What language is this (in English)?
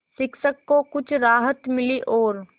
Hindi